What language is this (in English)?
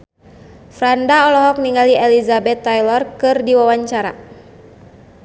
Sundanese